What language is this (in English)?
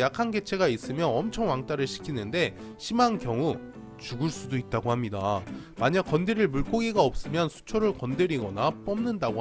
Korean